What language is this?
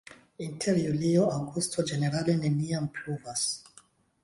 Esperanto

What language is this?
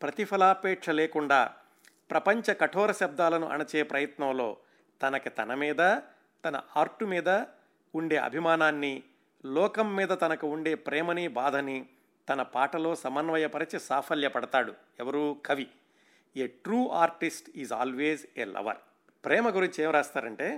Telugu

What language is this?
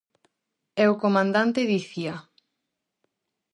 Galician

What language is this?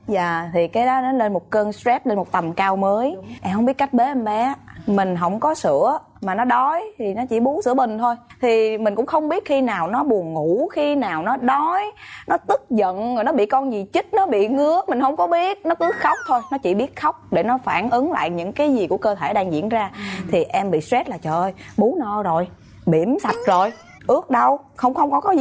Vietnamese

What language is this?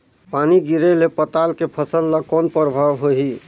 Chhattisgarhi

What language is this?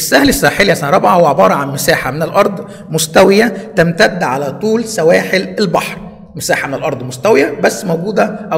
Arabic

